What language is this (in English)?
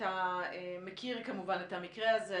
Hebrew